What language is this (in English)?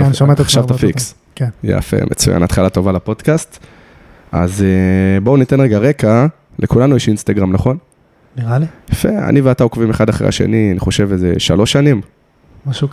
Hebrew